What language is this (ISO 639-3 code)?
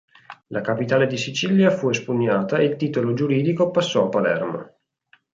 ita